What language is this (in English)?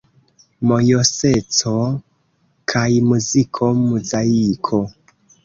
Esperanto